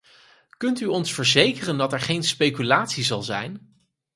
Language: Dutch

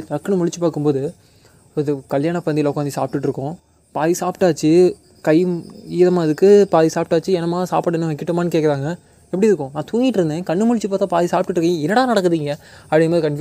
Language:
Tamil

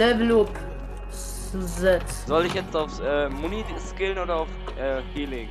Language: German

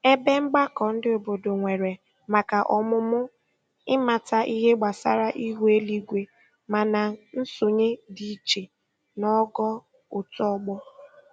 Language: Igbo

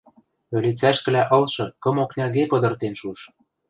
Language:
Western Mari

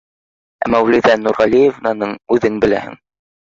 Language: Bashkir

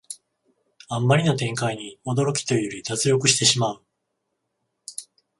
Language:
Japanese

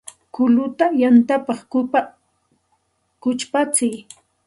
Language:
Santa Ana de Tusi Pasco Quechua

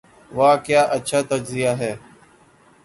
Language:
Urdu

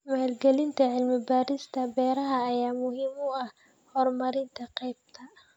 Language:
Somali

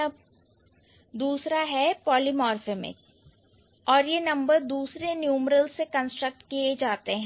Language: Hindi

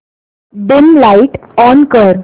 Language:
Marathi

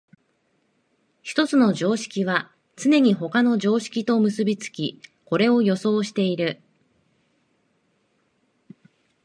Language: Japanese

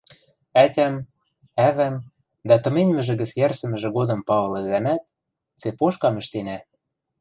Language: Western Mari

